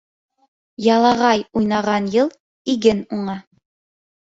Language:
Bashkir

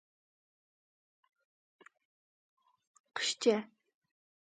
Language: Uzbek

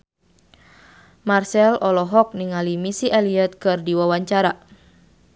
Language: Sundanese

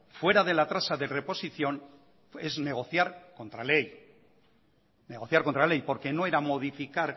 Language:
Spanish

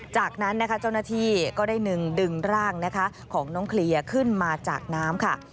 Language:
Thai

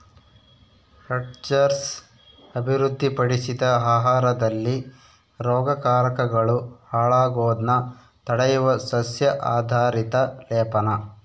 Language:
Kannada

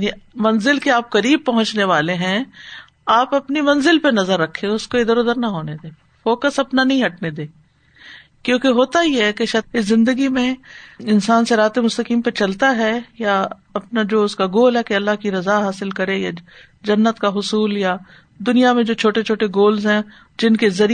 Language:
Urdu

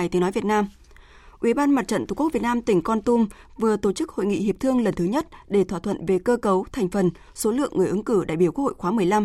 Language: Vietnamese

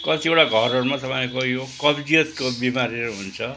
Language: Nepali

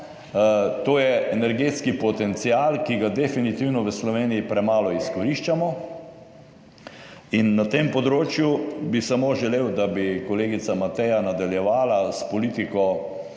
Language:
Slovenian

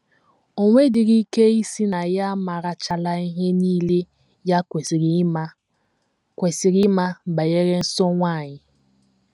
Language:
Igbo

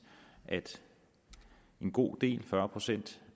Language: Danish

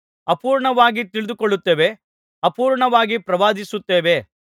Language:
Kannada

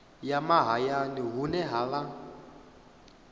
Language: Venda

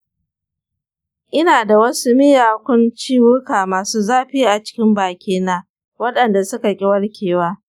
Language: Hausa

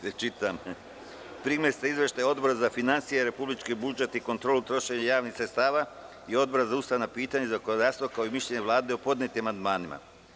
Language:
Serbian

